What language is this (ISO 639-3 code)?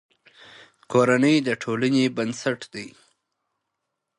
pus